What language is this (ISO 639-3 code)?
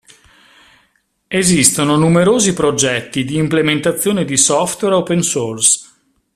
ita